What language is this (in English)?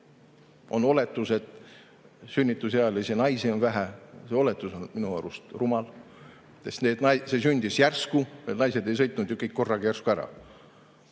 Estonian